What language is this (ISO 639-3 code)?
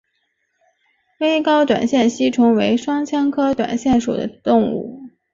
zho